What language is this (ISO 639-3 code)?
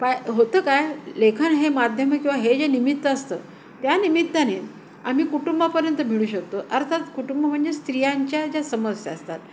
mar